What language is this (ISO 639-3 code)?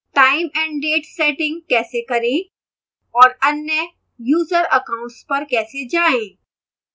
hin